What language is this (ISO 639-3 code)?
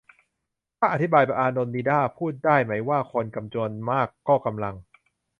tha